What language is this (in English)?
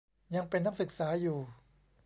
Thai